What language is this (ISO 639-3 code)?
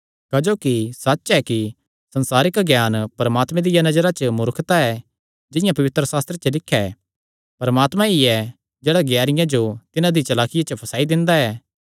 xnr